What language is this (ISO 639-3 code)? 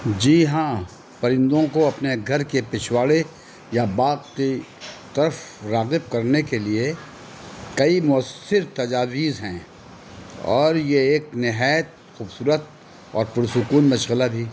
urd